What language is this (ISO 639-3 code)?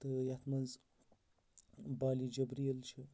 kas